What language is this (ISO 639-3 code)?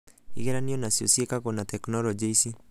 kik